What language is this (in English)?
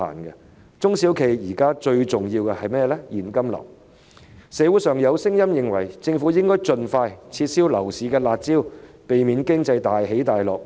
Cantonese